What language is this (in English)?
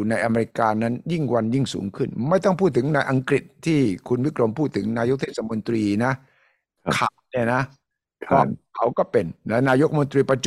Thai